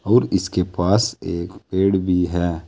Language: Hindi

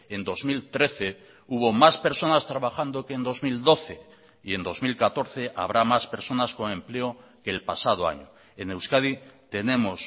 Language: Spanish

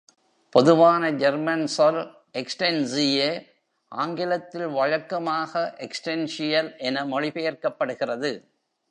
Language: Tamil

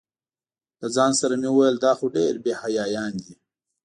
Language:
Pashto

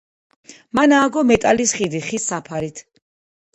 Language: Georgian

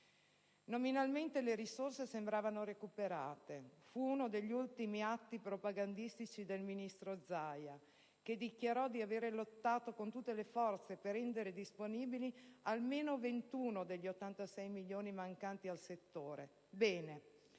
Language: Italian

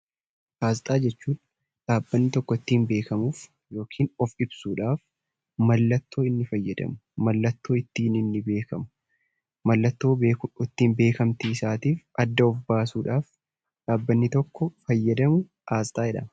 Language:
Oromo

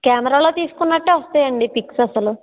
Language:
Telugu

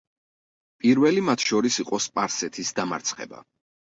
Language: Georgian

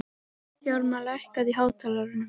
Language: Icelandic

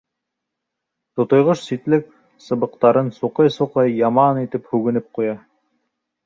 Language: Bashkir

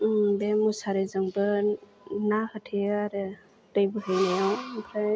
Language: Bodo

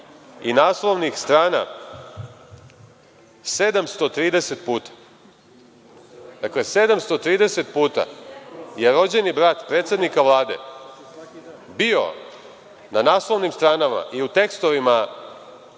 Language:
Serbian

